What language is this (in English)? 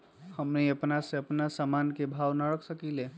Magahi